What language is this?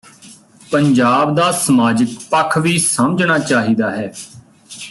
Punjabi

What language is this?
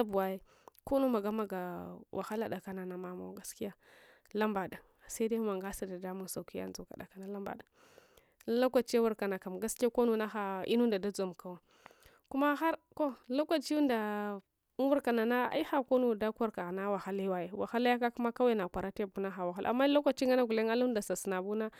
Hwana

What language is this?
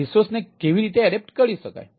Gujarati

